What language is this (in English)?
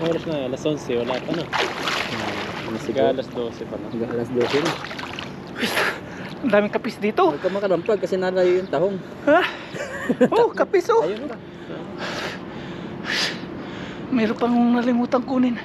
Filipino